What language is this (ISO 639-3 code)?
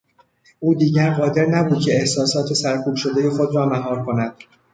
fas